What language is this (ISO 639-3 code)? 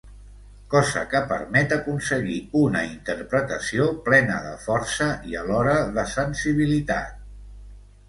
cat